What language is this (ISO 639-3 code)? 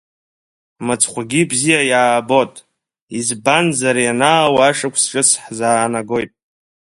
abk